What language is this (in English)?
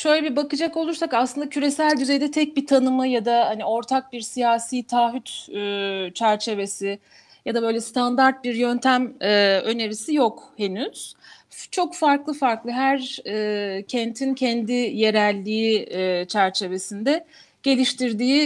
Turkish